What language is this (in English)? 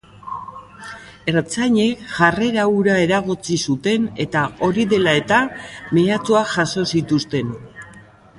Basque